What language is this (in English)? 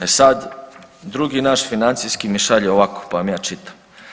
Croatian